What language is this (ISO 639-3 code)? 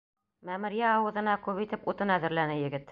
bak